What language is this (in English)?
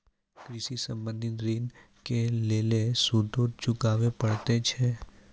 Maithili